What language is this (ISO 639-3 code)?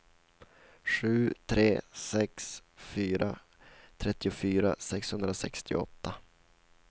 swe